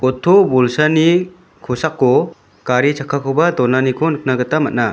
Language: Garo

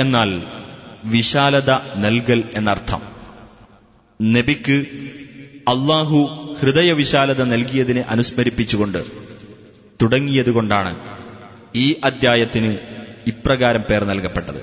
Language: Malayalam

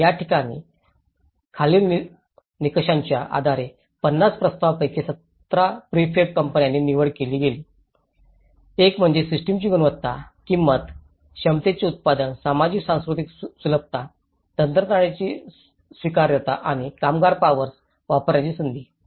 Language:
Marathi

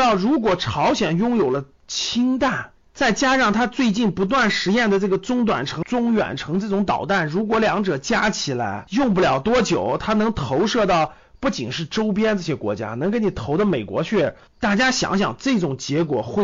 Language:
Chinese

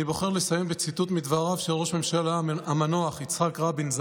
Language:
Hebrew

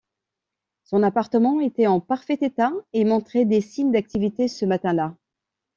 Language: French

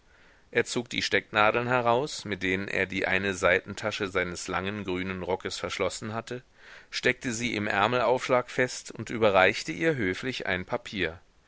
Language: German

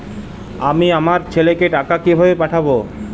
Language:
Bangla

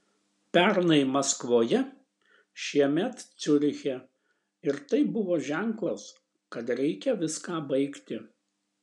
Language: Lithuanian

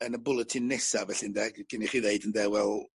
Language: Welsh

